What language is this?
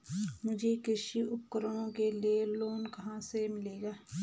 Hindi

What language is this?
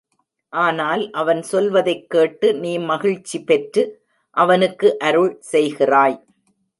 Tamil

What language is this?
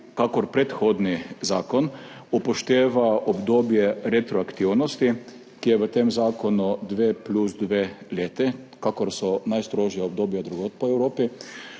Slovenian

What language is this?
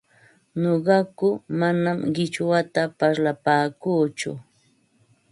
Ambo-Pasco Quechua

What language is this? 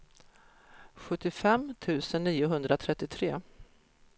Swedish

